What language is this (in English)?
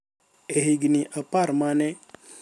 Luo (Kenya and Tanzania)